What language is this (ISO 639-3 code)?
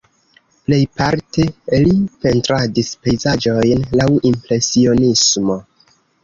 epo